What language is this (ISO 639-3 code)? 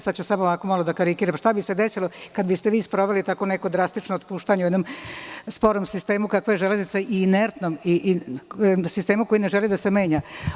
srp